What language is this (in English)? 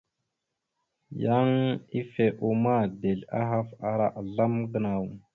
Mada (Cameroon)